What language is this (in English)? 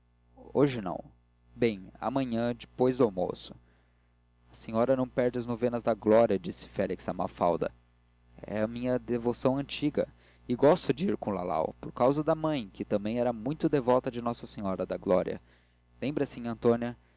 Portuguese